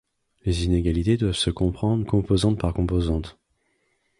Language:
French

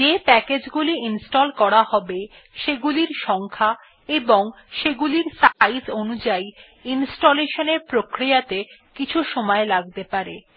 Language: Bangla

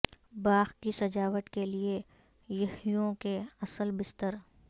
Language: Urdu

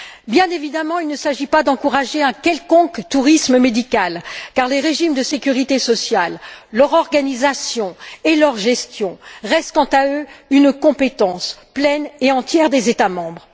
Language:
French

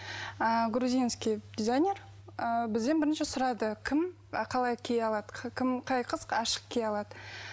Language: Kazakh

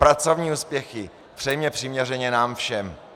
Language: Czech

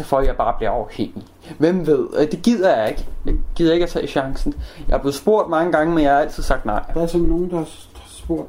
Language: Danish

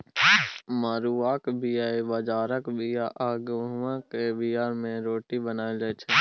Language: Maithili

